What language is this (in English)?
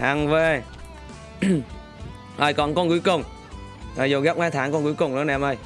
Vietnamese